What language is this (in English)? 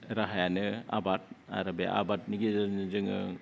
Bodo